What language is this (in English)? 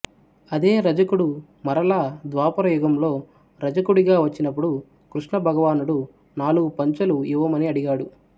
Telugu